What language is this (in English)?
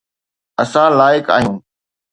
Sindhi